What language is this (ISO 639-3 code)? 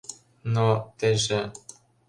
chm